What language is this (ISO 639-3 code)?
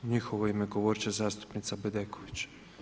hrv